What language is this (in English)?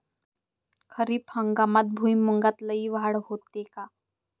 Marathi